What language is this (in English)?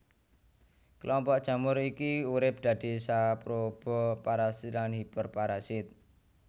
Javanese